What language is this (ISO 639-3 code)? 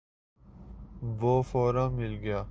urd